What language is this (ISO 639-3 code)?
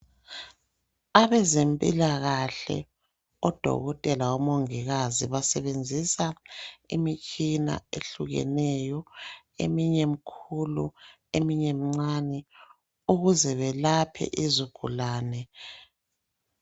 nde